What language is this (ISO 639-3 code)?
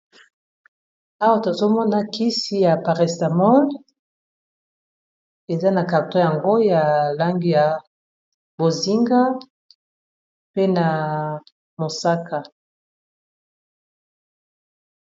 lin